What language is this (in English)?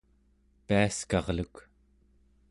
Central Yupik